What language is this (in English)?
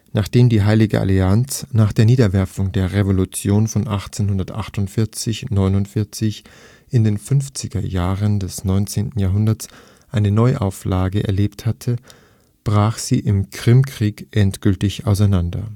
German